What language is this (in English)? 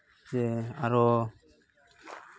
Santali